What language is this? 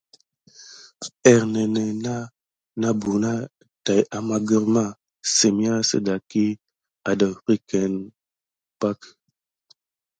Gidar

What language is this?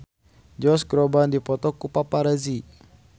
Sundanese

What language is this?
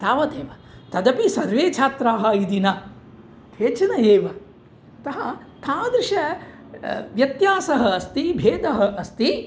Sanskrit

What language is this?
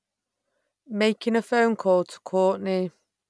English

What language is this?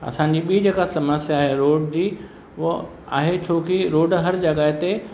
Sindhi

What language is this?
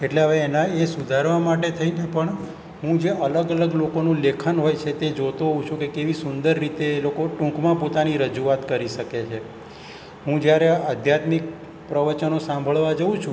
Gujarati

